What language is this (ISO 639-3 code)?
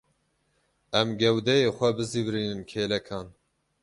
kur